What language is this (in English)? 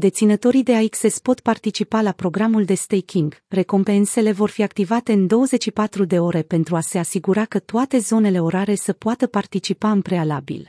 Romanian